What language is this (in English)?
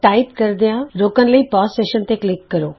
Punjabi